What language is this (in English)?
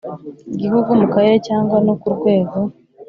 Kinyarwanda